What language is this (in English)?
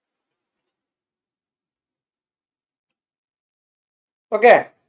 Malayalam